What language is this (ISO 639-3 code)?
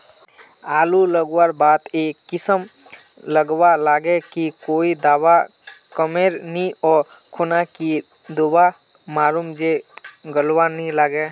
mag